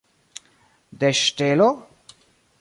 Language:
Esperanto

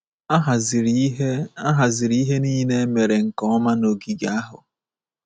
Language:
Igbo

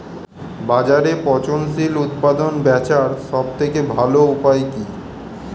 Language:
Bangla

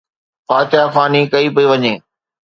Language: Sindhi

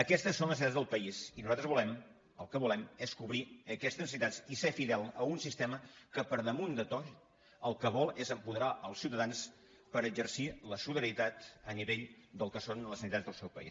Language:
Catalan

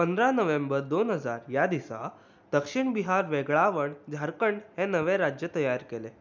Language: Konkani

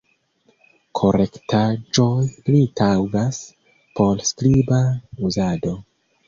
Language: Esperanto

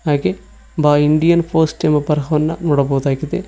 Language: Kannada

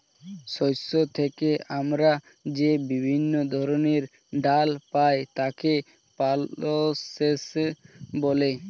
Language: Bangla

